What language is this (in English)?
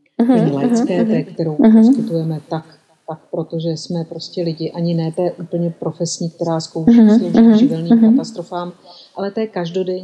Czech